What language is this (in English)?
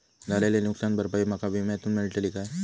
Marathi